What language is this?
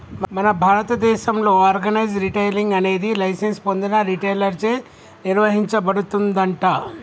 Telugu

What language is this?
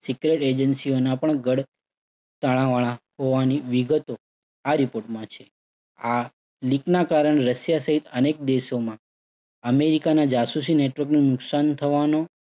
Gujarati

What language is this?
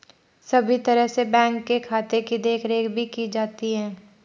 Hindi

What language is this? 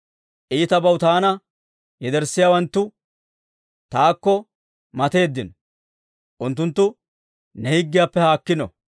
Dawro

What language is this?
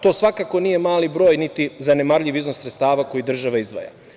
Serbian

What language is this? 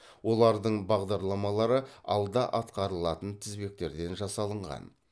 Kazakh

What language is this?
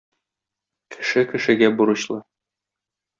Tatar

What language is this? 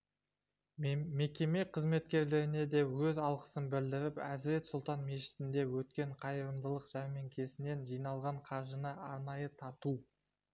Kazakh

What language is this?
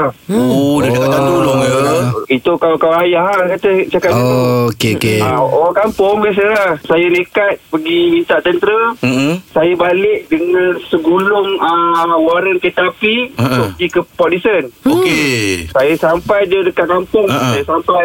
Malay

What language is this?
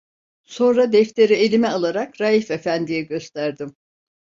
Turkish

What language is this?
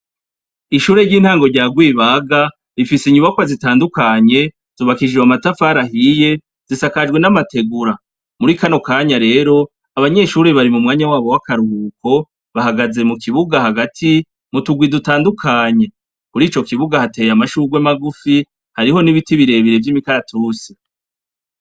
Rundi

